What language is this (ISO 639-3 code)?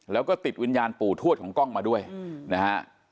tha